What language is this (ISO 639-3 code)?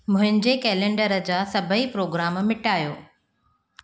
snd